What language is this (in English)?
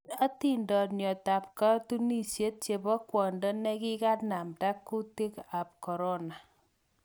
Kalenjin